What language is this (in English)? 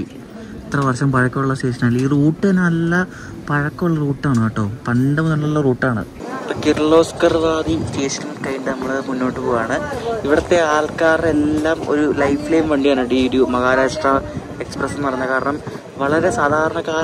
Malayalam